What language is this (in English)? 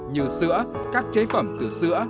Vietnamese